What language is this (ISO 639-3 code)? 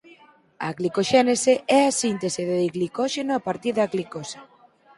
glg